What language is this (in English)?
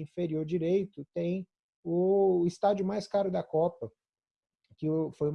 Portuguese